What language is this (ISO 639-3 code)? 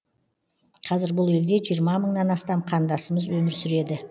kaz